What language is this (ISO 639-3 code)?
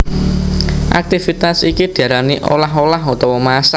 jav